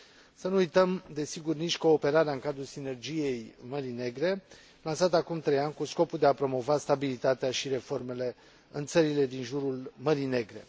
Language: Romanian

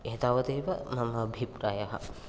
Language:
Sanskrit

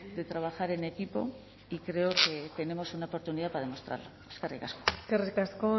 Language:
Spanish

